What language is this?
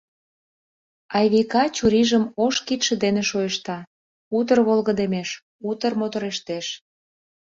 Mari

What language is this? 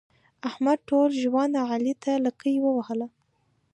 Pashto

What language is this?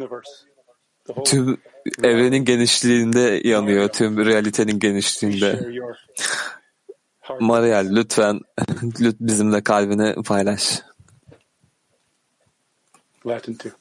Turkish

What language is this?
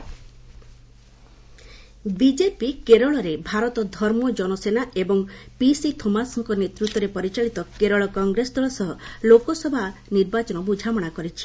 Odia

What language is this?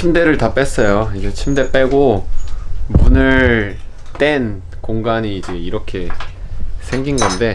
Korean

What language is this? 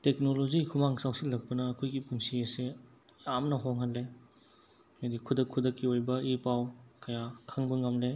Manipuri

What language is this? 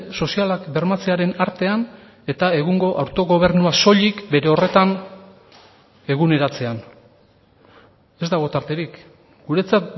Basque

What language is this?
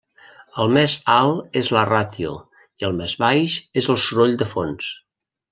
Catalan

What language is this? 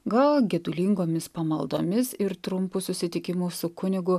Lithuanian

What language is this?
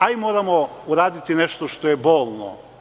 Serbian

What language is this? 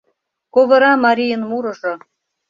Mari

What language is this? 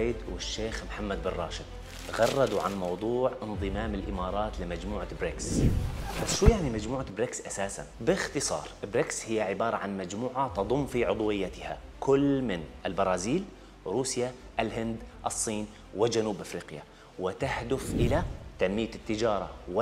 Arabic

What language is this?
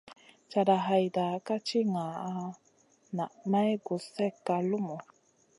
Masana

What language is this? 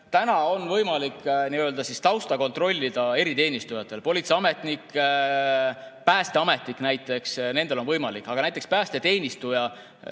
Estonian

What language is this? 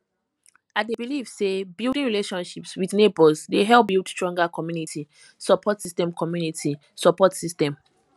Nigerian Pidgin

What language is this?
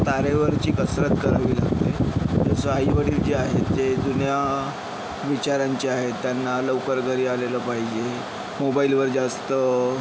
Marathi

